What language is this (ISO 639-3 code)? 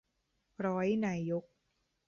tha